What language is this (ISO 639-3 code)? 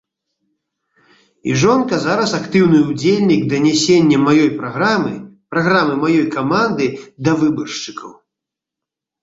bel